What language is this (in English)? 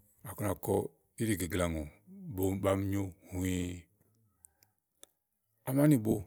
Igo